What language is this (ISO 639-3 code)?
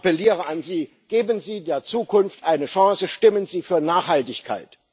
deu